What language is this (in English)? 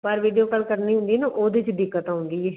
Punjabi